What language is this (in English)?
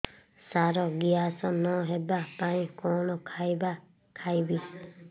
Odia